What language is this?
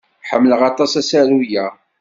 Kabyle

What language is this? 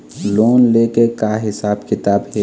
Chhattisgarhi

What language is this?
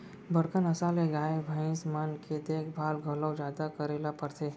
Chhattisgarhi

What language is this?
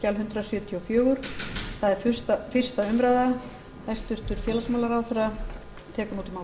Icelandic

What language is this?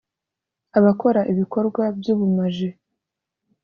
Kinyarwanda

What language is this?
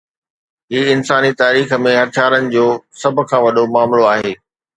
Sindhi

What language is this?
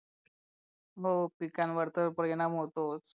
Marathi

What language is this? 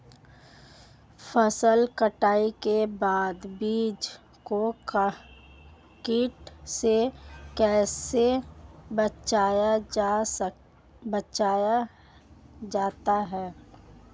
Hindi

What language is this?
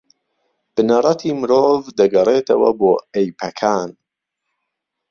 Central Kurdish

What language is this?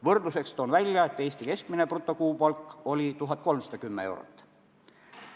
Estonian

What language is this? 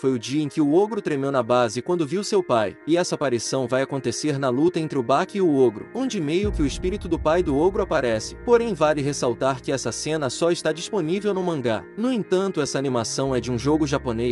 Portuguese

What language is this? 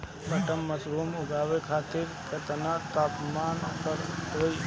Bhojpuri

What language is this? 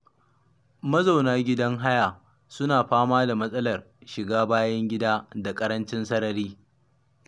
Hausa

